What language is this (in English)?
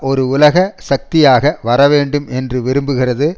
Tamil